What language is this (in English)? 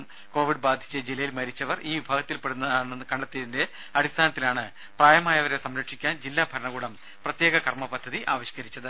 Malayalam